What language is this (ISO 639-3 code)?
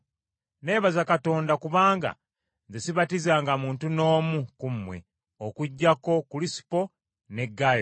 lug